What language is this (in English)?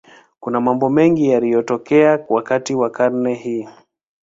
Swahili